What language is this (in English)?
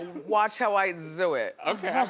English